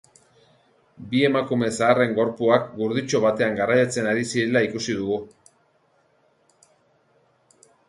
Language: Basque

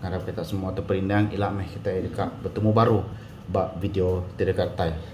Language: Malay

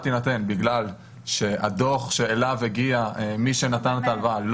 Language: Hebrew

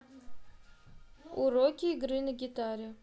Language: Russian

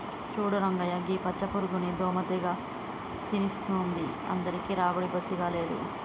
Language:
Telugu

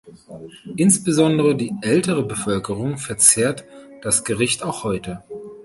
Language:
German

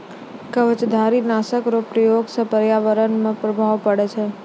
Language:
Maithili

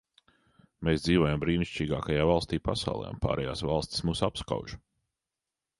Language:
Latvian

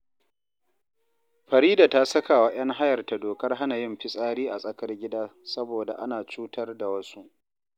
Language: Hausa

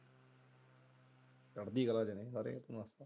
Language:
Punjabi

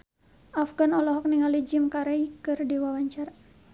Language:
Sundanese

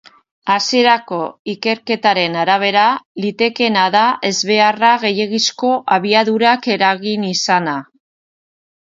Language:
Basque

